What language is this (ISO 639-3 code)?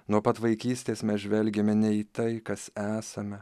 lit